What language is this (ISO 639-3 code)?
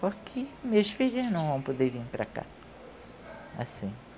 por